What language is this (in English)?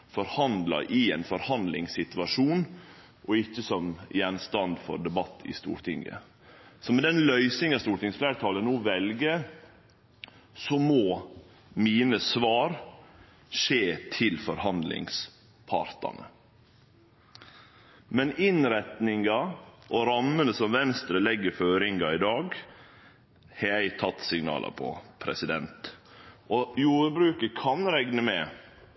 Norwegian Nynorsk